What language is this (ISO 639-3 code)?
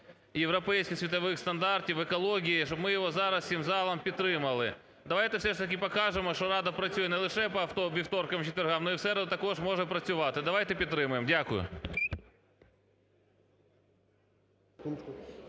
ukr